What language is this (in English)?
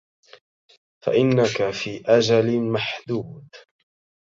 Arabic